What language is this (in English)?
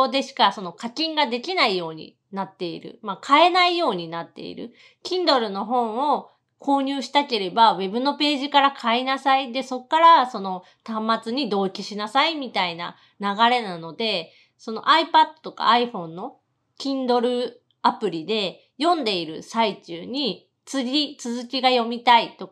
Japanese